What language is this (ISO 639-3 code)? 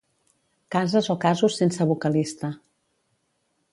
cat